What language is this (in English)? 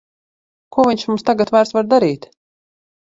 Latvian